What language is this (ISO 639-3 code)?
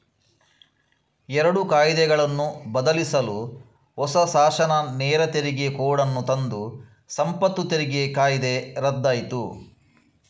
kan